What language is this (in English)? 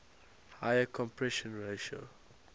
English